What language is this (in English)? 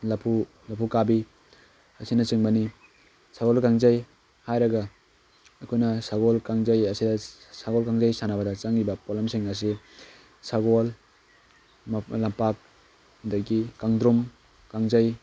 Manipuri